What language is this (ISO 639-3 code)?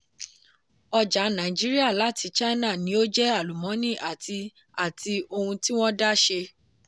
yor